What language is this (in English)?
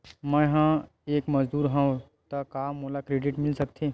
Chhattisgarhi